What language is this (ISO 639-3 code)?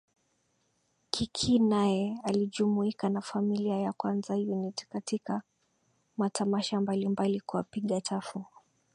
swa